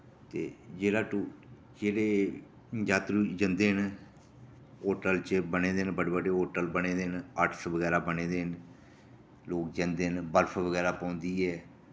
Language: Dogri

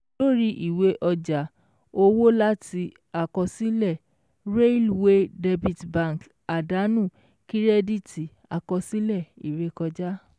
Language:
Yoruba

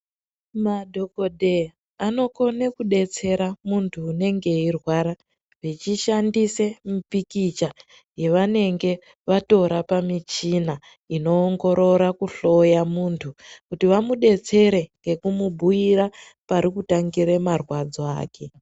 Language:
Ndau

